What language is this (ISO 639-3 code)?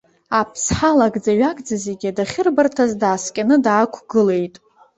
abk